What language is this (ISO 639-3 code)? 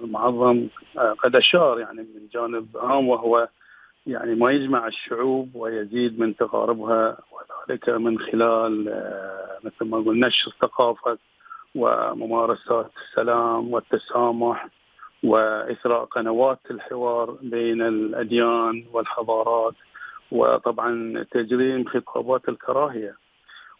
ara